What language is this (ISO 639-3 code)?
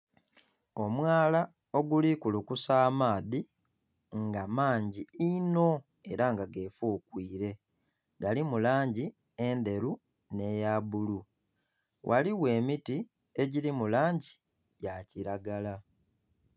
xog